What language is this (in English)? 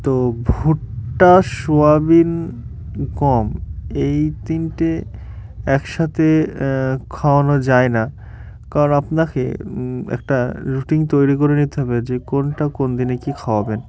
Bangla